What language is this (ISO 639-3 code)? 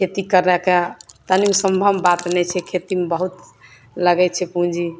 mai